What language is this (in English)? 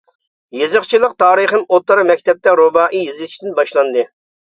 Uyghur